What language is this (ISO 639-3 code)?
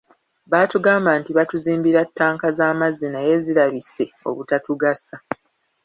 lug